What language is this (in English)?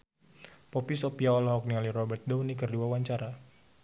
Sundanese